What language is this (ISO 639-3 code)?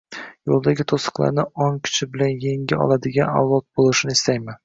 uzb